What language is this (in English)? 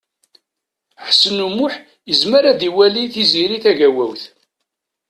Kabyle